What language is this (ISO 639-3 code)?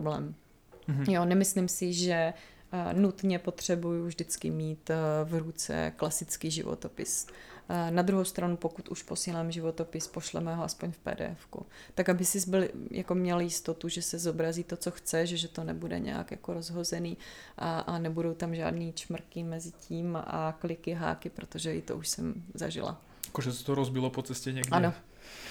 ces